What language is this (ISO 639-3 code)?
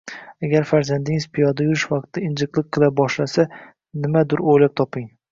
uzb